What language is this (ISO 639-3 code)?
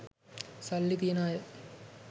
sin